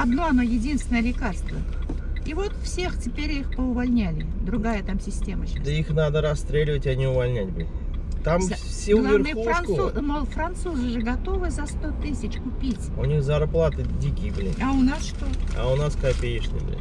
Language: Russian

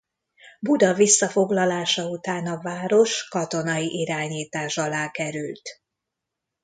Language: Hungarian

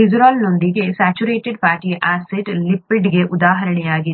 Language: Kannada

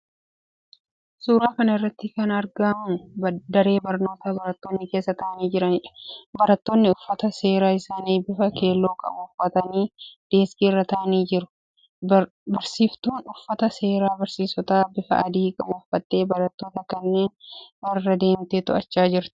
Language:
Oromo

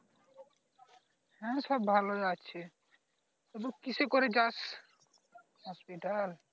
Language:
Bangla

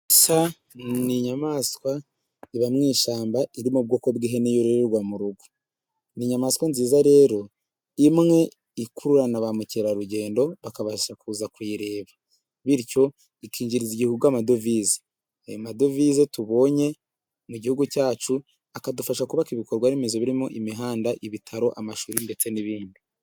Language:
Kinyarwanda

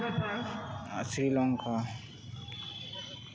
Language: Santali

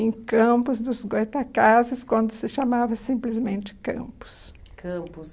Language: Portuguese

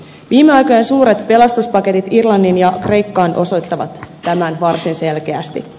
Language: Finnish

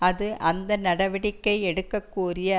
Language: Tamil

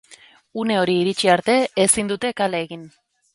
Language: Basque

